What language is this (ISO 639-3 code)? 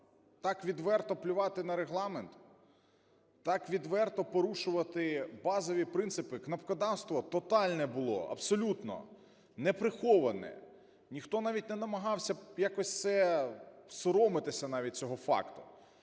ukr